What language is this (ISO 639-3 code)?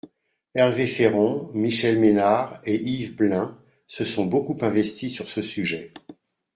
fra